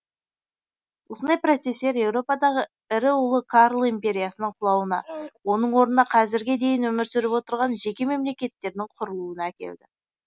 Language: Kazakh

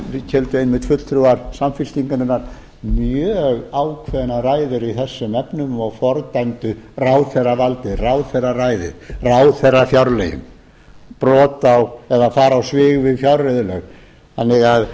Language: Icelandic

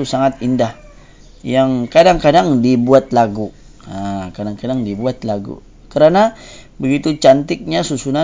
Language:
Malay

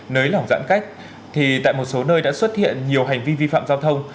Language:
Vietnamese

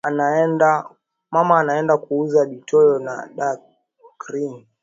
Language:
Swahili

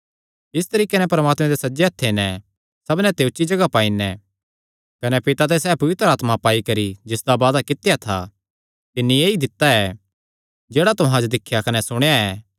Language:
Kangri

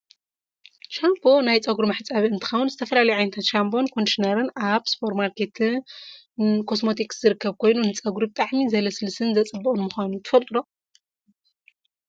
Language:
Tigrinya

